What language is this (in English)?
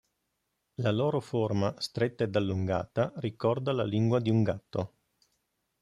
Italian